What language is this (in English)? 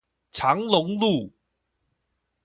Chinese